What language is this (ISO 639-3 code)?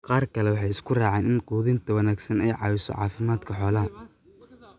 som